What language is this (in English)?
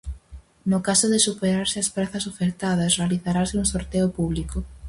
Galician